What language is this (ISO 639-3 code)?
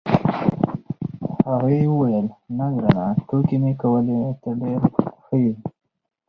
pus